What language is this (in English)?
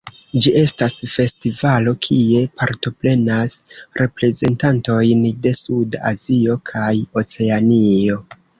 Esperanto